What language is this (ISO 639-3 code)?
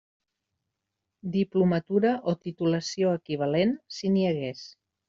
cat